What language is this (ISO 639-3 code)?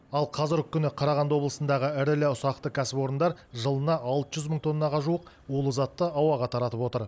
kaz